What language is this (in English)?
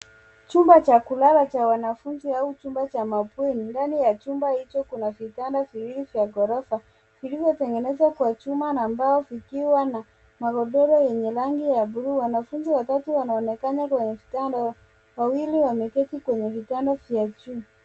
Swahili